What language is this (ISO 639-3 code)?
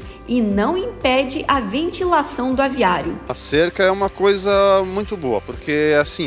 por